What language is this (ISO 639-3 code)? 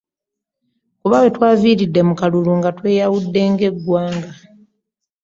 lug